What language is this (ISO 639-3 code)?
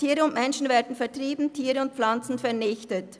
gsw